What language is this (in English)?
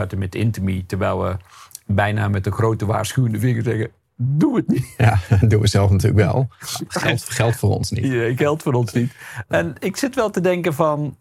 Dutch